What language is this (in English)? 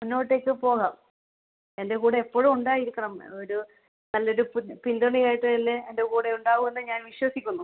Malayalam